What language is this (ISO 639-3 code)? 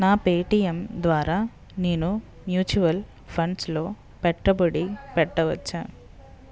tel